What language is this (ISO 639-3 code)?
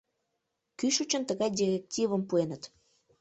chm